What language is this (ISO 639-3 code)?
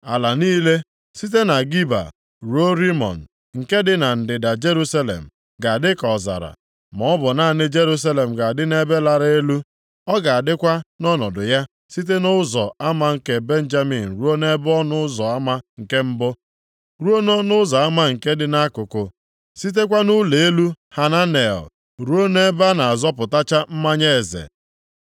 ibo